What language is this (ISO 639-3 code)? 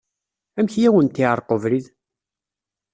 kab